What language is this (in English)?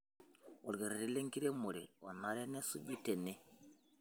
Masai